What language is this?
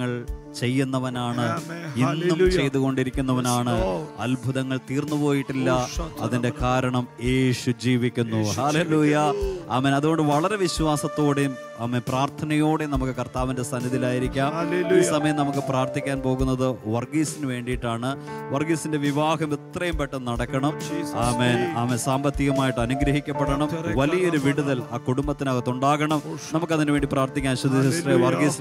Malayalam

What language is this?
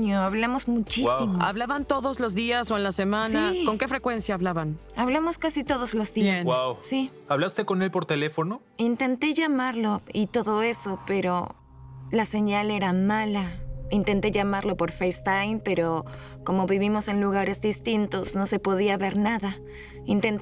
Spanish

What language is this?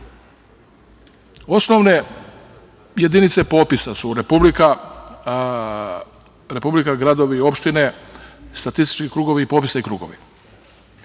Serbian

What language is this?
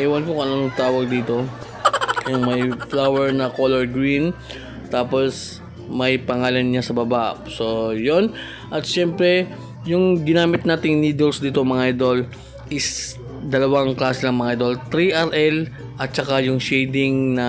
Filipino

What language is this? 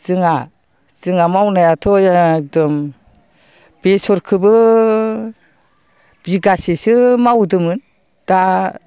Bodo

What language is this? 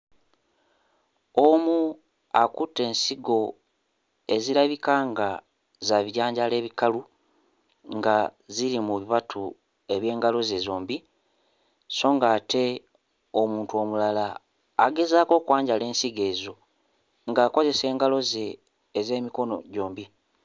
Ganda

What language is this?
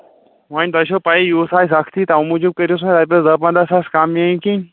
Kashmiri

